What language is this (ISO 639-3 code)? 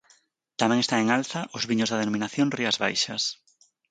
glg